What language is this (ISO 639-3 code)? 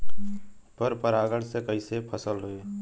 bho